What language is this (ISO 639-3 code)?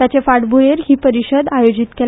kok